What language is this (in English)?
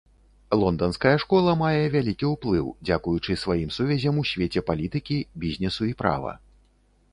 Belarusian